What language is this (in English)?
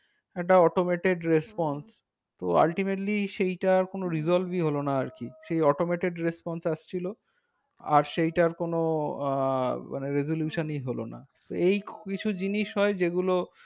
Bangla